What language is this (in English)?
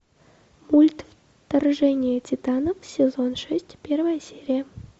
Russian